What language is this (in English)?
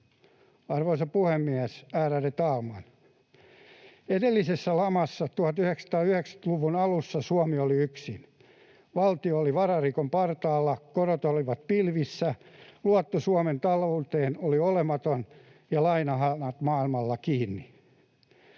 Finnish